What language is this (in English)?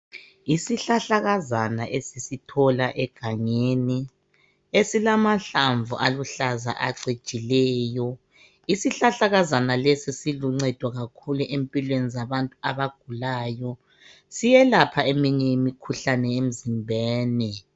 North Ndebele